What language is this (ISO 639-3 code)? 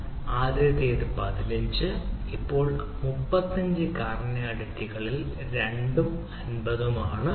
mal